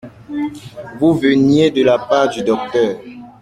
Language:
French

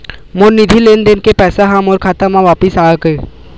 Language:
Chhattisgarhi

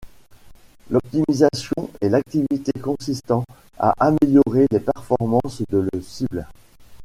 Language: French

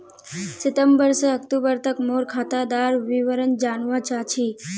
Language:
Magahi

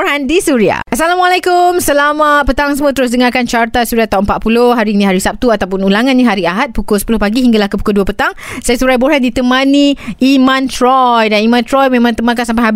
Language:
Malay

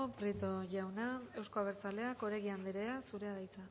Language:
Basque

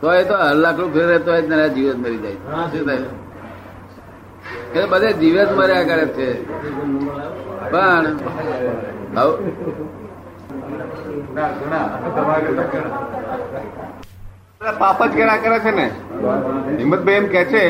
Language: Gujarati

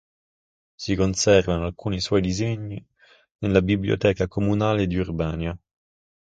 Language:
Italian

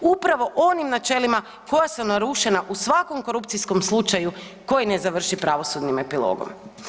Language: Croatian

